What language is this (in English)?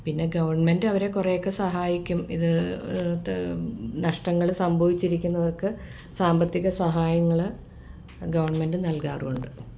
Malayalam